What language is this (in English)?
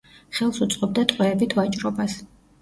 Georgian